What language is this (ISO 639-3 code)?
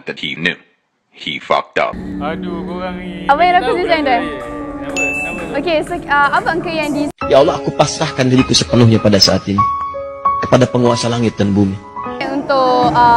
msa